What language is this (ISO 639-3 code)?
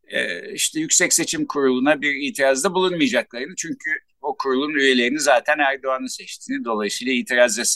tur